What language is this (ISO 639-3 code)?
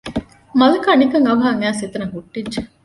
div